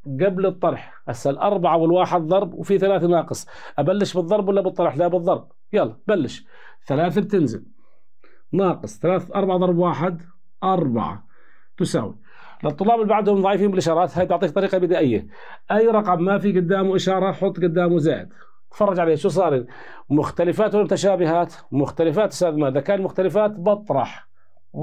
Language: Arabic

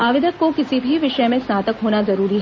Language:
Hindi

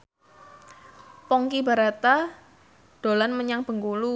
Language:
Javanese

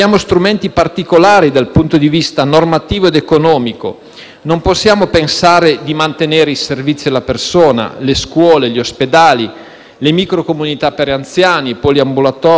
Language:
Italian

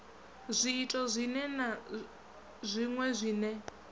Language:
Venda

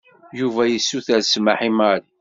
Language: Kabyle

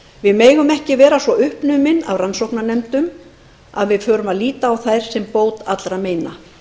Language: Icelandic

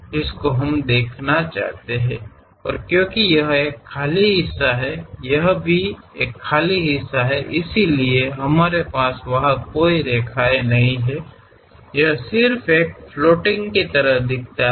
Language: Kannada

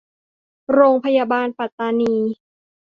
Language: Thai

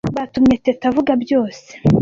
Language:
Kinyarwanda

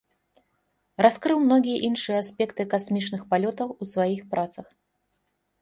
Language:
Belarusian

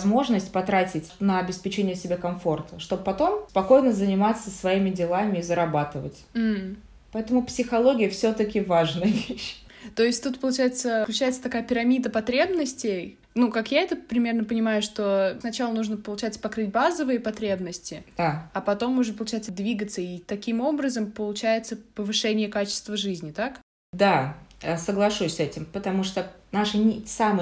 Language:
Russian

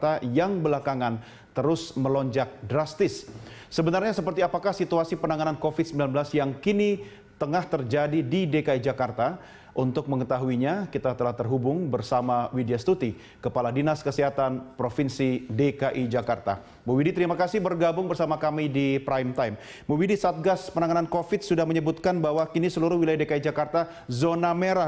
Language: Indonesian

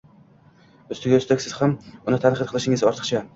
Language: Uzbek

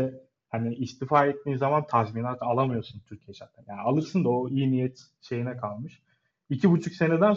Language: Turkish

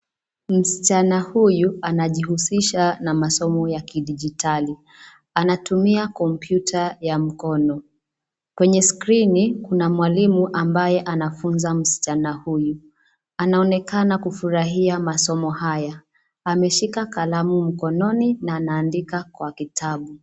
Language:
Swahili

